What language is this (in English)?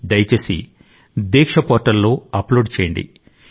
Telugu